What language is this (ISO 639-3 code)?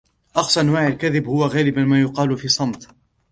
ara